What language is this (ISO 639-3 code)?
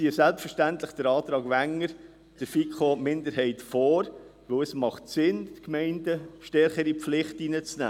gsw